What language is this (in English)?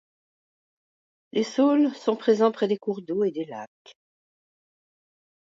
French